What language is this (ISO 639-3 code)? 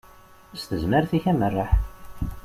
kab